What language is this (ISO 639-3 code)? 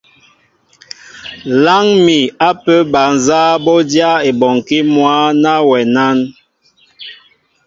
mbo